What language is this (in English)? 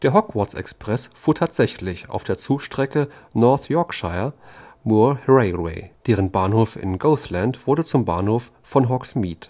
German